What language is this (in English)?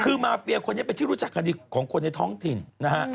Thai